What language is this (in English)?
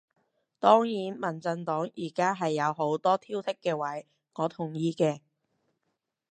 Cantonese